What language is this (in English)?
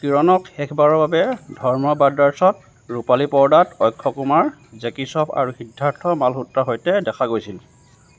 Assamese